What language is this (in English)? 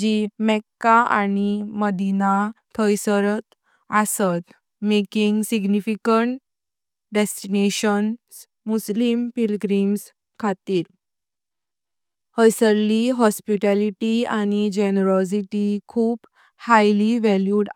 Konkani